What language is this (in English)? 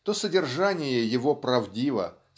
Russian